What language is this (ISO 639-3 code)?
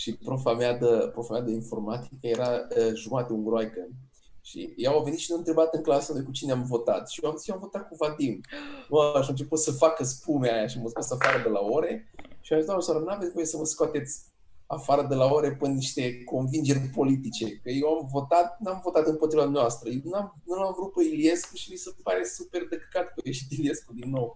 ron